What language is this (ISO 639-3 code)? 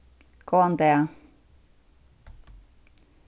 fao